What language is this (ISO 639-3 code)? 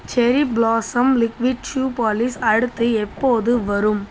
tam